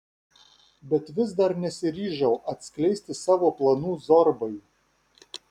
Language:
Lithuanian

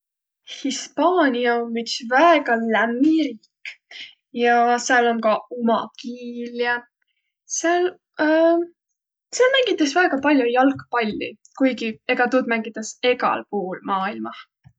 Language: Võro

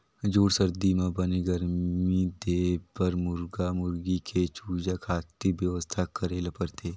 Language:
Chhattisgarhi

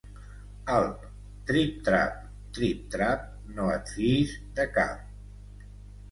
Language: Catalan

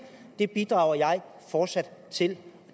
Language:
Danish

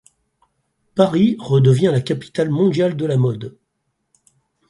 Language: French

